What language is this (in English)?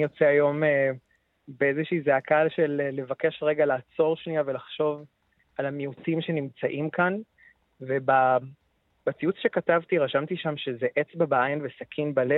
Hebrew